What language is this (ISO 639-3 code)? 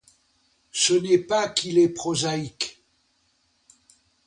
fra